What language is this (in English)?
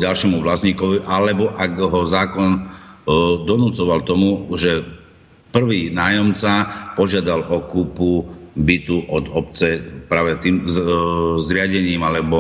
Slovak